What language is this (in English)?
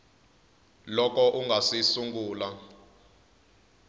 Tsonga